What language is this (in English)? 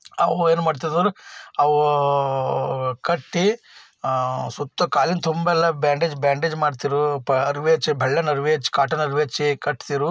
Kannada